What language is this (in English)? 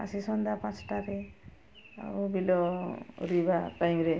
Odia